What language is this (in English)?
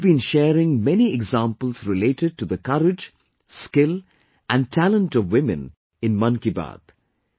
English